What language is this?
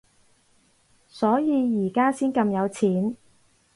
Cantonese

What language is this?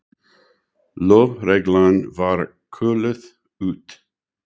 Icelandic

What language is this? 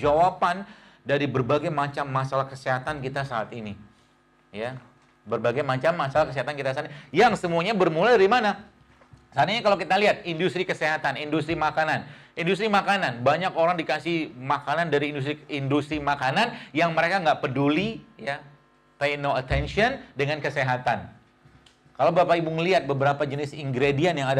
Indonesian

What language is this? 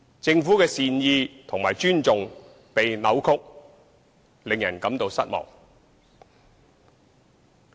Cantonese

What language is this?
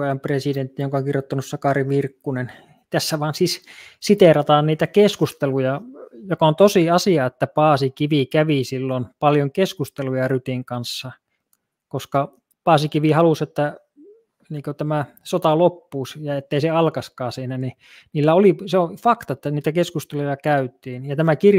Finnish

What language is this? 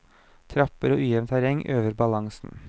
Norwegian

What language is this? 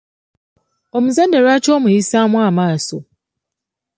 Ganda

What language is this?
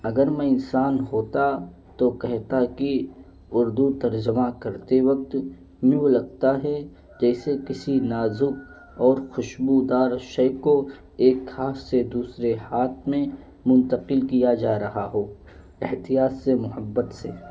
Urdu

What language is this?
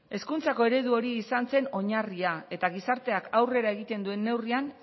Basque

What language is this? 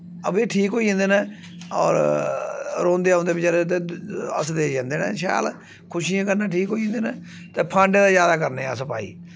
Dogri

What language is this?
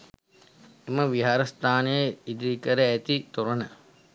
Sinhala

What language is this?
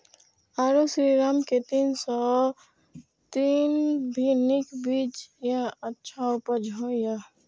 Maithili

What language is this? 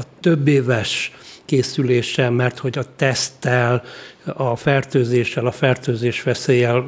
Hungarian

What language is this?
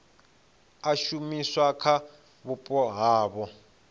Venda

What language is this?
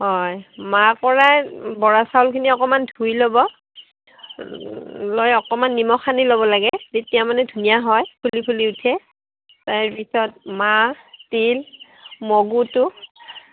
Assamese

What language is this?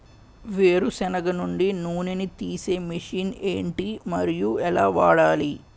Telugu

